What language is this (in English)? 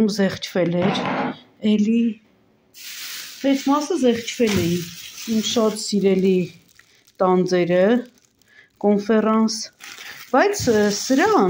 Romanian